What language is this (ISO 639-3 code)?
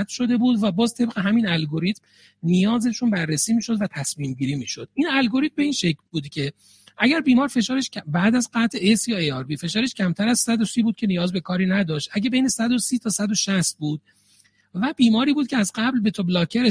fas